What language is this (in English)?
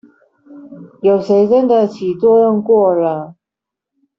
Chinese